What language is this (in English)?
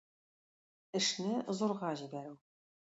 Tatar